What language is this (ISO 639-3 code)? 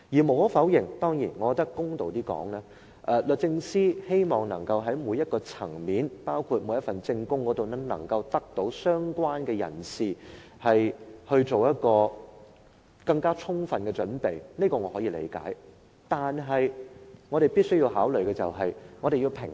yue